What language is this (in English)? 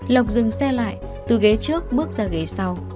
Vietnamese